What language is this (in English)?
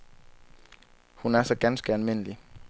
Danish